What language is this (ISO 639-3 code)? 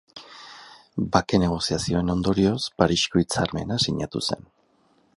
eus